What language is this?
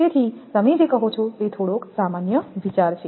Gujarati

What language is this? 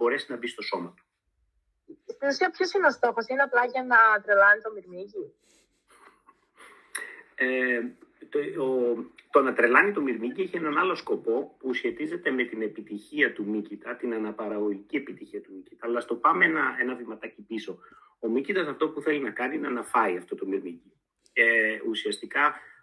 Greek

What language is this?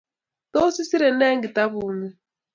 Kalenjin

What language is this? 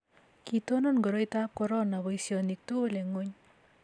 Kalenjin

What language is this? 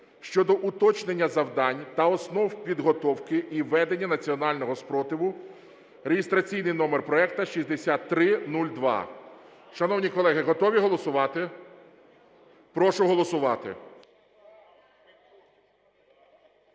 Ukrainian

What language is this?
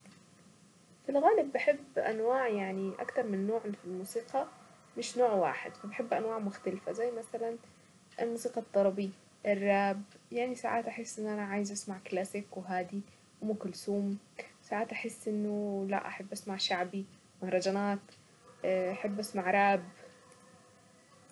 Saidi Arabic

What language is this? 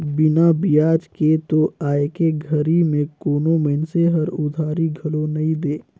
Chhattisgarhi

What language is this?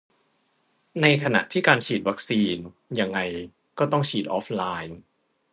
Thai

